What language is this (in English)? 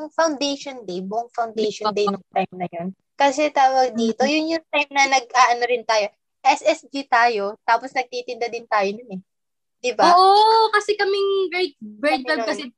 Filipino